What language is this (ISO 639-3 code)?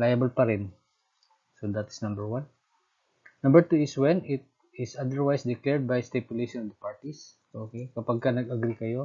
fil